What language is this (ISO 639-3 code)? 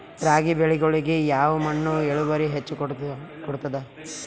kan